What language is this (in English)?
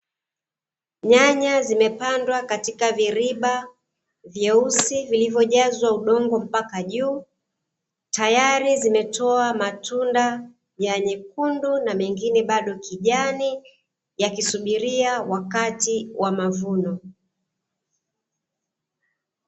Swahili